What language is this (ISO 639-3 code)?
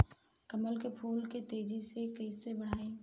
bho